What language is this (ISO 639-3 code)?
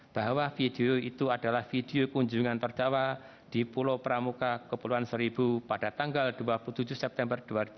ind